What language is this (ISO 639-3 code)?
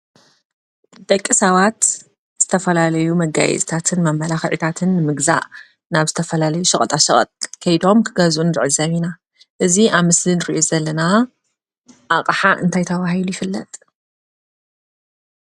tir